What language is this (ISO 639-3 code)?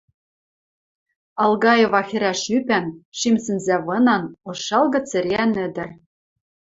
mrj